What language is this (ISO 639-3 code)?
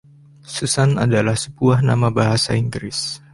ind